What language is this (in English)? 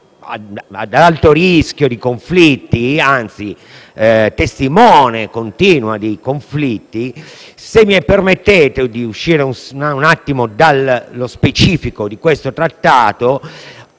Italian